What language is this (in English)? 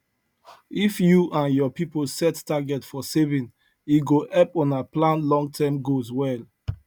Nigerian Pidgin